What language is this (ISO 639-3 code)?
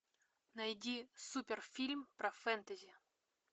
rus